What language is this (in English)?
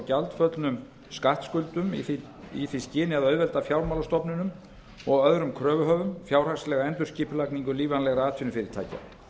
Icelandic